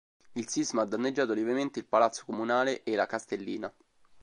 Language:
Italian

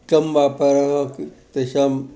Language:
Sanskrit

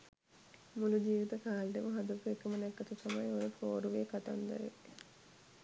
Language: Sinhala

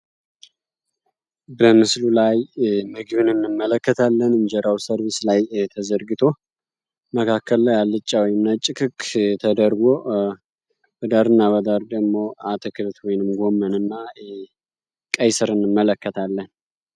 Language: Amharic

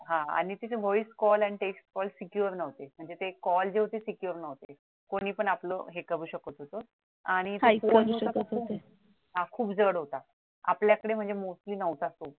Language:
Marathi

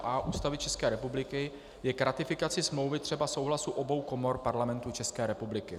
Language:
Czech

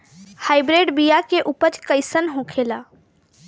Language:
Bhojpuri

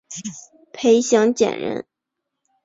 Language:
Chinese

